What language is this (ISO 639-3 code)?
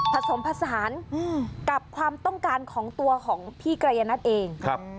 tha